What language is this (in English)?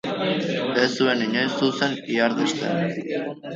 Basque